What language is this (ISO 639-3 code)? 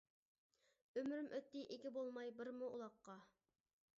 uig